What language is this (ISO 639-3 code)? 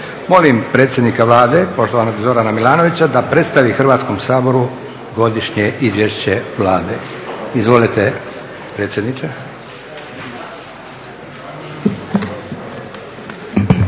hrv